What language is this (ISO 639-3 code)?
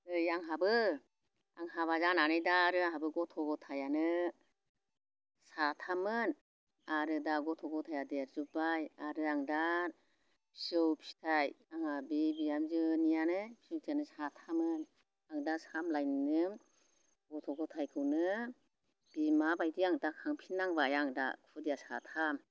brx